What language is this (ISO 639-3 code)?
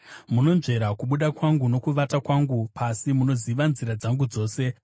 sna